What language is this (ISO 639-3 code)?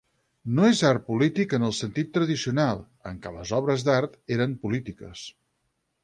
cat